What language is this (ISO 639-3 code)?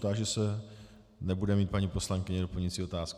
ces